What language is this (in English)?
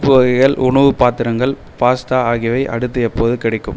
Tamil